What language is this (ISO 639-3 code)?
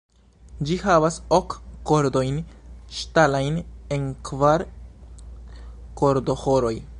epo